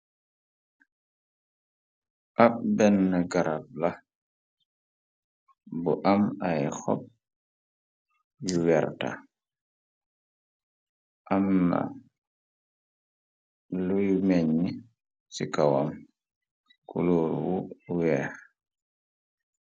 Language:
Wolof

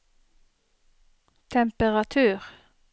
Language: Norwegian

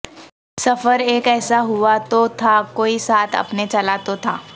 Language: Urdu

